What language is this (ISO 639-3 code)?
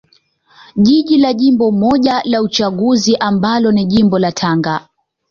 swa